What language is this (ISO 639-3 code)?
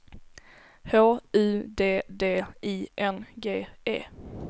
swe